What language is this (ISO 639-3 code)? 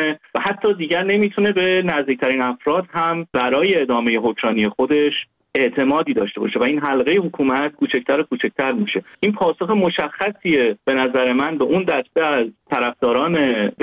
fas